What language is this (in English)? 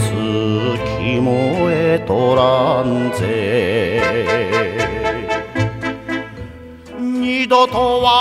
Japanese